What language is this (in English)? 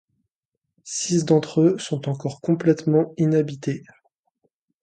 French